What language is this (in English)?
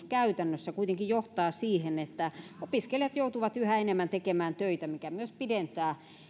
Finnish